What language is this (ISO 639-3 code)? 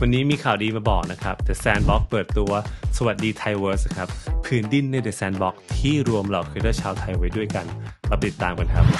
tha